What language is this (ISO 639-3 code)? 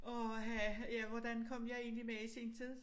dan